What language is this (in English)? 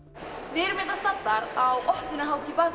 Icelandic